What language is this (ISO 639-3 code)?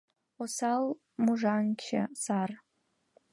chm